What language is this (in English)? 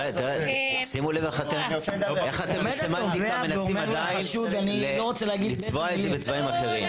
Hebrew